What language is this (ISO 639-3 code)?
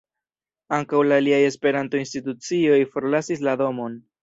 epo